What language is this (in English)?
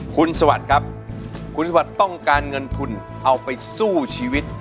Thai